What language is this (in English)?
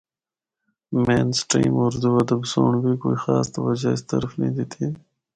Northern Hindko